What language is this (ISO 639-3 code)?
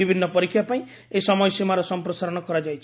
ori